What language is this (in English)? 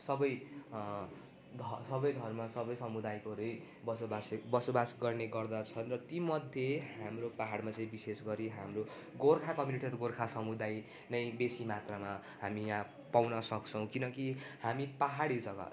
Nepali